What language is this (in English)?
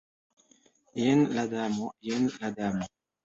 Esperanto